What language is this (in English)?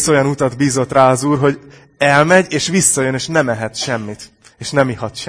Hungarian